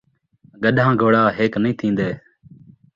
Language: Saraiki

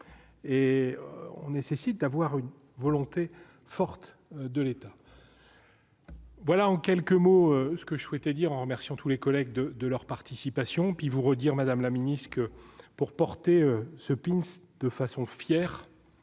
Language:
French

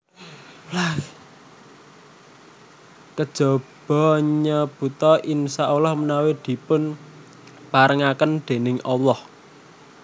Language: Javanese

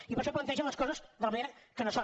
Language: Catalan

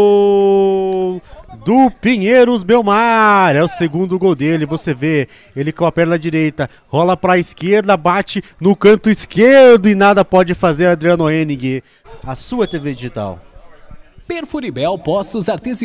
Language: Portuguese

